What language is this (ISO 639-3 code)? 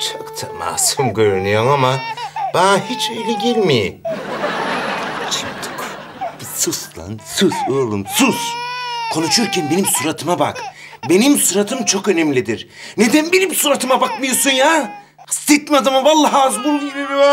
tur